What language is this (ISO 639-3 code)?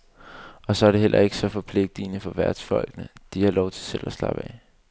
dan